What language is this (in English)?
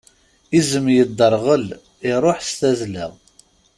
Kabyle